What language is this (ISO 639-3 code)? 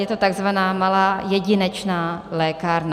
ces